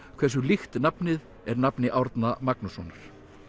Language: Icelandic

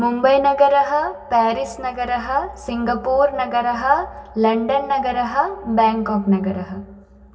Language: Sanskrit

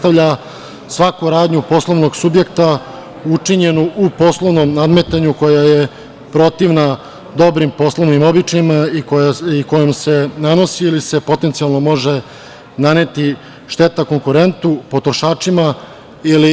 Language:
Serbian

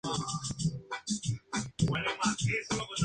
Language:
Spanish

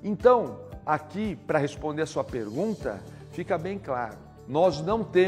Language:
Portuguese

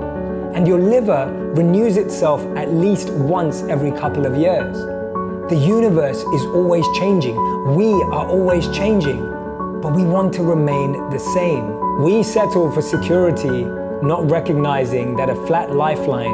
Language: Dutch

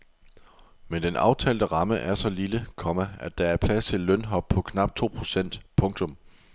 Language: Danish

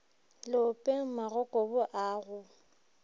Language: Northern Sotho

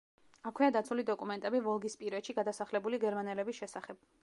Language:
Georgian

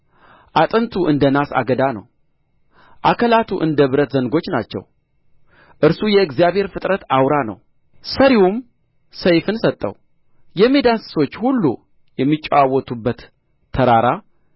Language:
Amharic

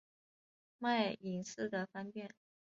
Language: Chinese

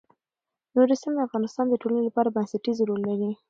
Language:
Pashto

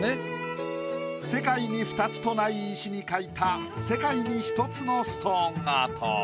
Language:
Japanese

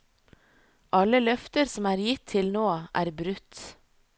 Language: Norwegian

